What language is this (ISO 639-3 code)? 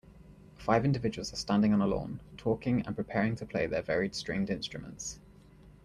eng